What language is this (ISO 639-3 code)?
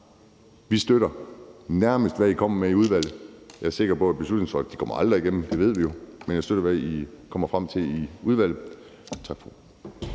dan